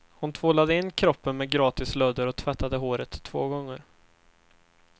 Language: Swedish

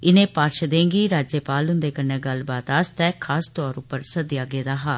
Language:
Dogri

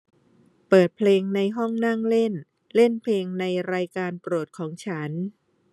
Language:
Thai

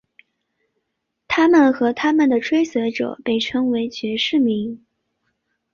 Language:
Chinese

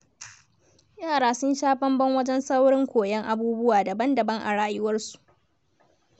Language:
Hausa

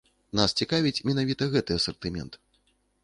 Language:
Belarusian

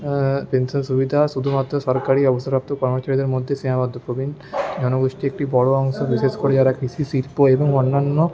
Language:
Bangla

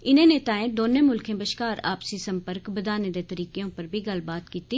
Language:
Dogri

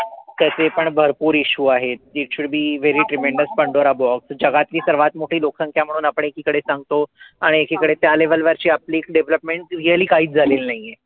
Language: Marathi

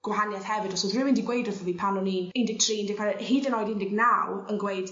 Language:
Welsh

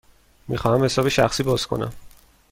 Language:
Persian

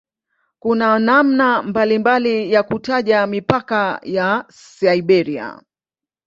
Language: Swahili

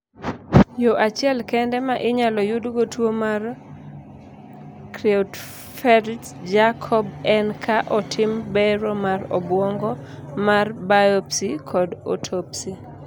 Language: Luo (Kenya and Tanzania)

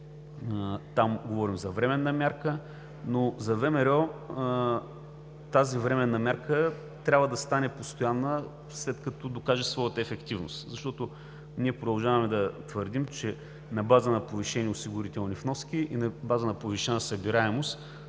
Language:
Bulgarian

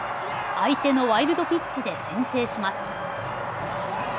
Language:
Japanese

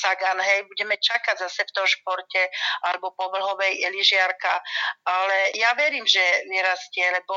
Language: Slovak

